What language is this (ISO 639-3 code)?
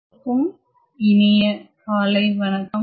tam